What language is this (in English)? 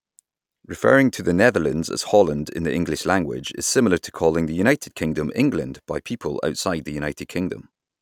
English